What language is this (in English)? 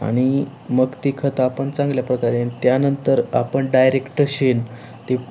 Marathi